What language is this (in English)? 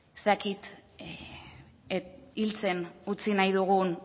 Basque